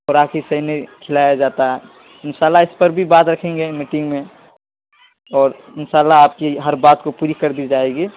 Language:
Urdu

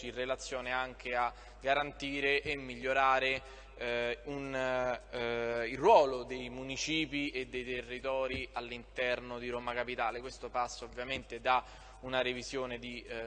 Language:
Italian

